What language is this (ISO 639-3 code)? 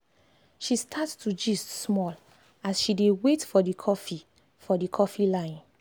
pcm